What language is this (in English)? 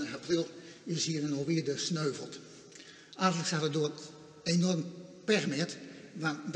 Dutch